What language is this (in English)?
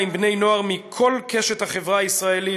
Hebrew